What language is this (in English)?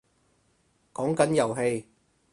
Cantonese